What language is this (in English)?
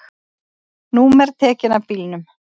Icelandic